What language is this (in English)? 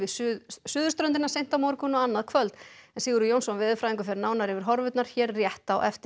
Icelandic